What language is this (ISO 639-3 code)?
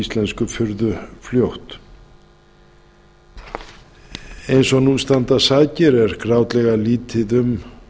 isl